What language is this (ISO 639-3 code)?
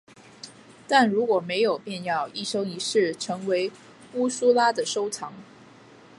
zho